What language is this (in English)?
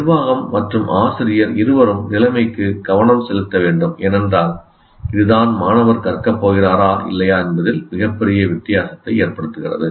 Tamil